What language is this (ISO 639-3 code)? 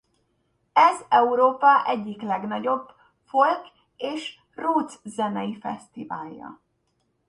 hun